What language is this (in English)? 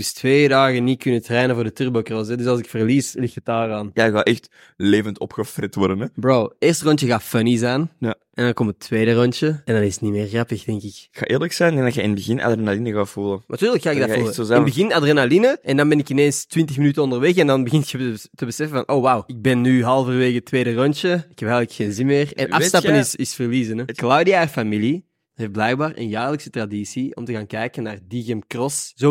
Dutch